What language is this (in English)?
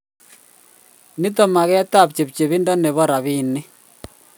Kalenjin